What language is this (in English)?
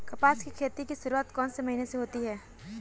Hindi